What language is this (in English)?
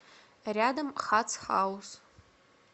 Russian